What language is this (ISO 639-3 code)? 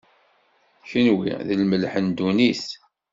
kab